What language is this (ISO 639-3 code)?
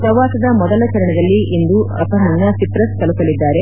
kan